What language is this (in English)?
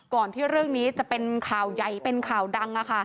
Thai